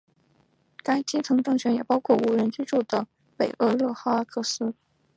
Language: Chinese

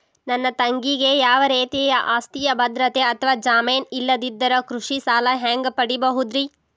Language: Kannada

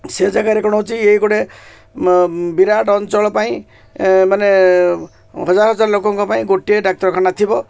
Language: Odia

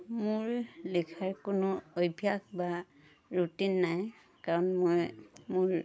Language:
Assamese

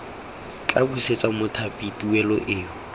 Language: Tswana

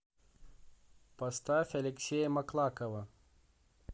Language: Russian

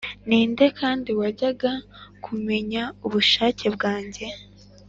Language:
Kinyarwanda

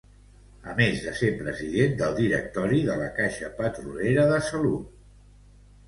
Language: Catalan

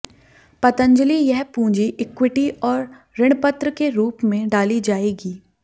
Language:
Hindi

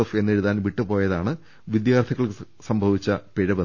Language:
Malayalam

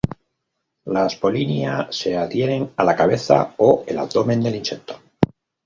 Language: Spanish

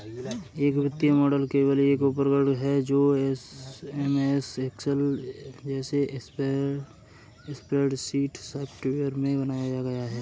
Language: Hindi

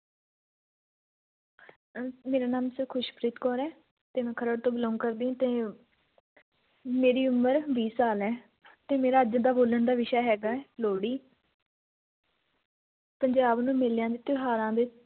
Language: Punjabi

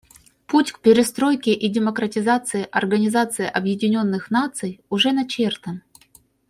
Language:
Russian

